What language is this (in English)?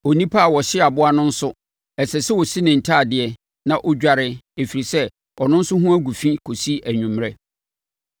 Akan